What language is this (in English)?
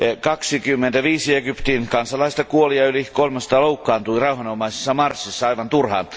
Finnish